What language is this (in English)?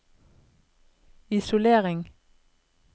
Norwegian